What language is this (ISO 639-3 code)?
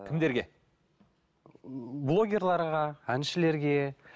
kaz